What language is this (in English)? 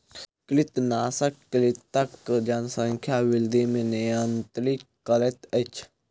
Maithili